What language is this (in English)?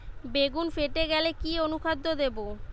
Bangla